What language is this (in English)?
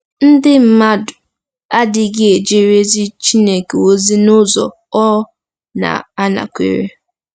Igbo